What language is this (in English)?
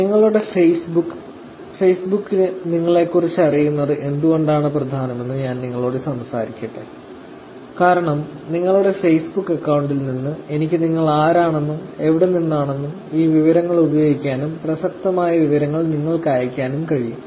Malayalam